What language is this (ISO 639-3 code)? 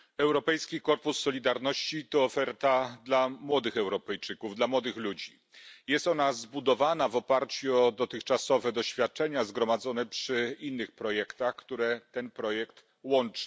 pol